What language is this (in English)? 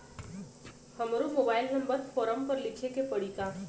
Bhojpuri